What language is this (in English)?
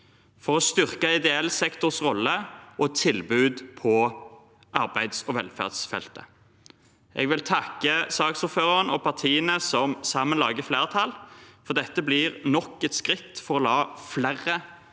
Norwegian